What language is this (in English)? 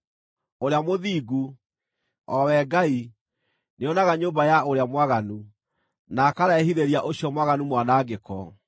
Kikuyu